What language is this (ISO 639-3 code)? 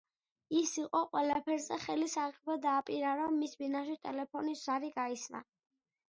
kat